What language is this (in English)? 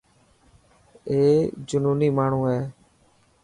Dhatki